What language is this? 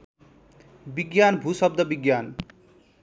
Nepali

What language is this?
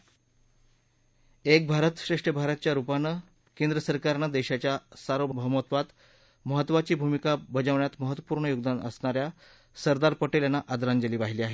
Marathi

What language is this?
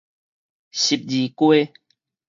Min Nan Chinese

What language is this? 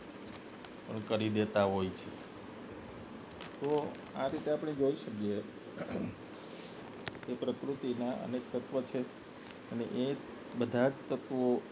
Gujarati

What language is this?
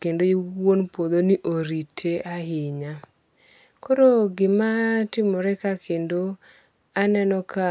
Luo (Kenya and Tanzania)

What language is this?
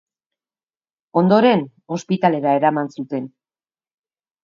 Basque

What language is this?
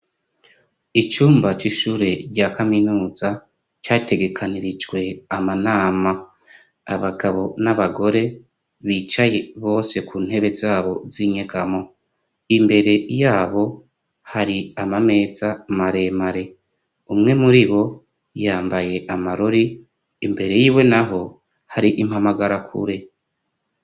Rundi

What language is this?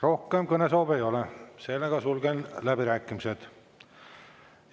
Estonian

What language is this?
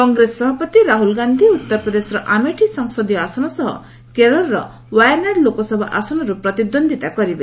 Odia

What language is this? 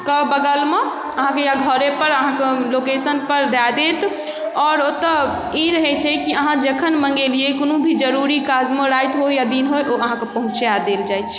Maithili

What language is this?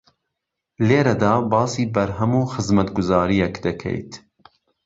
Central Kurdish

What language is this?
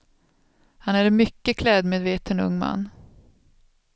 Swedish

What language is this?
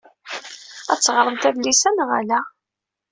Kabyle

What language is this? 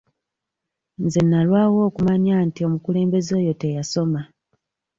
Ganda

